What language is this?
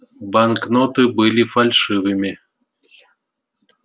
Russian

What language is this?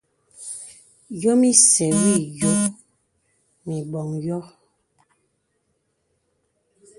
Bebele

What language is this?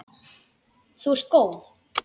Icelandic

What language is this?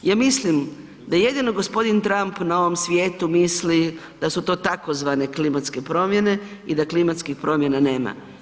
Croatian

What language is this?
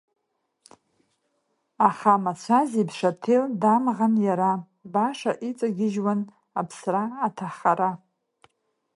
Abkhazian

